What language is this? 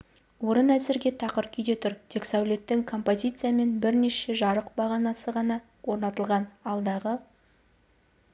Kazakh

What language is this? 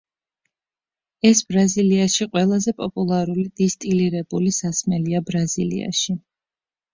Georgian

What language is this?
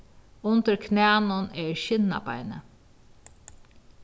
Faroese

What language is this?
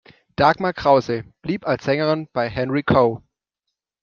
German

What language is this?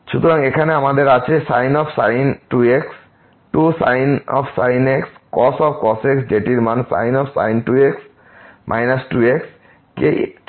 Bangla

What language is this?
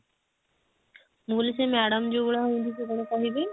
Odia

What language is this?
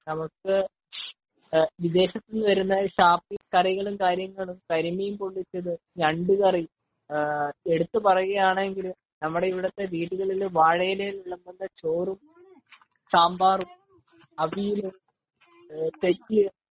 Malayalam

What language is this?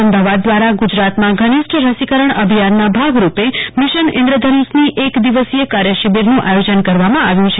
Gujarati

